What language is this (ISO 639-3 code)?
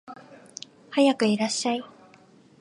jpn